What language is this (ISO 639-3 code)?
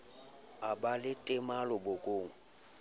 sot